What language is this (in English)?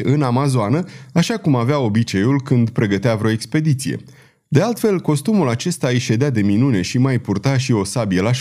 Romanian